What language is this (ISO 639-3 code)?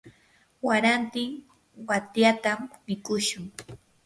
qur